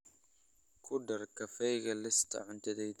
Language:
Somali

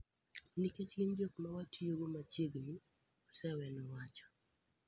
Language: Luo (Kenya and Tanzania)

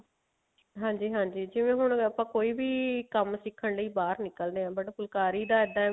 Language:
Punjabi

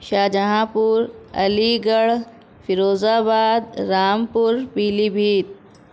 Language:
Urdu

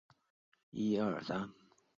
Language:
Chinese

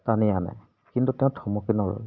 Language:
Assamese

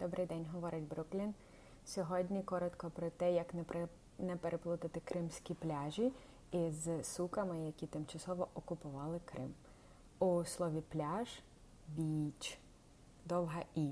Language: Ukrainian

